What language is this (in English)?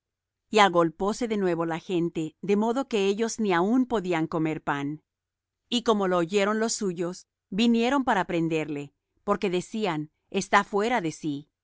Spanish